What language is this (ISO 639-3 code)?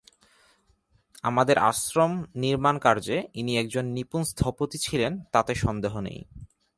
ben